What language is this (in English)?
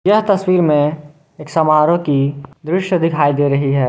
Hindi